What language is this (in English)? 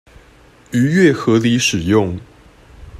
Chinese